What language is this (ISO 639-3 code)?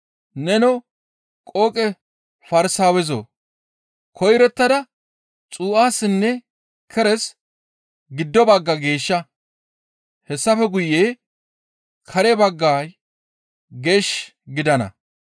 gmv